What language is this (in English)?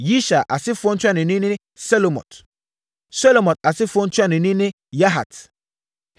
Akan